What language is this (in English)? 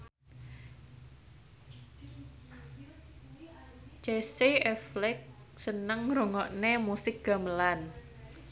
Javanese